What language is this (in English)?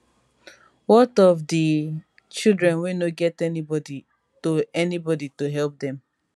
Nigerian Pidgin